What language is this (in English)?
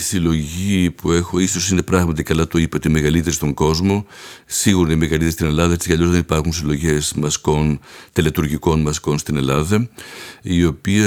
Greek